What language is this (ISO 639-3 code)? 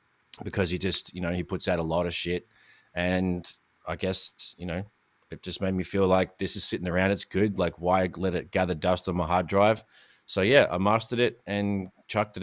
eng